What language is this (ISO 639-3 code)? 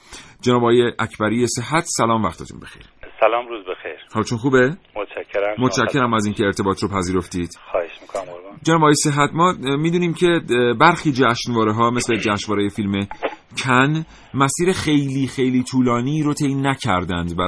fas